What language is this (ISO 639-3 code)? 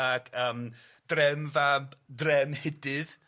cym